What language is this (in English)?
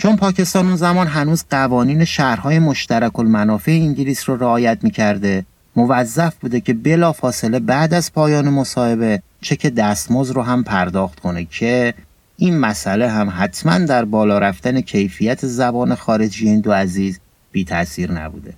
Persian